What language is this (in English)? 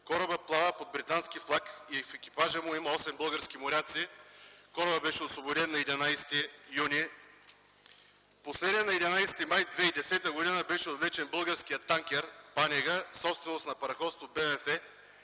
Bulgarian